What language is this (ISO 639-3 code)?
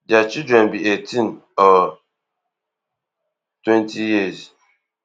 pcm